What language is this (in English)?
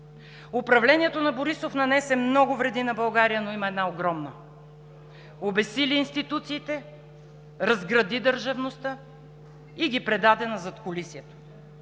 Bulgarian